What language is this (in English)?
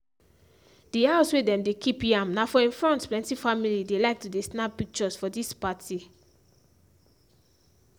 Nigerian Pidgin